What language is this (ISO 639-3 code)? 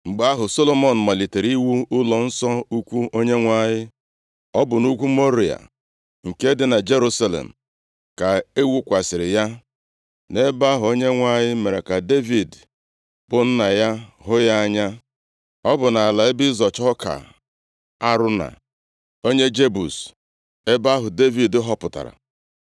ibo